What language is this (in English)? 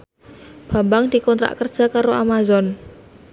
Javanese